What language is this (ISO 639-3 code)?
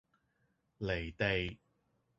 yue